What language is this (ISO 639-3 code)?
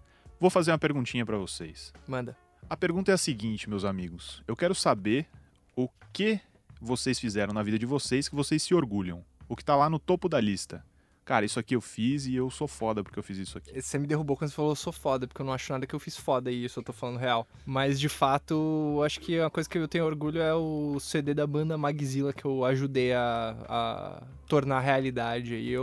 por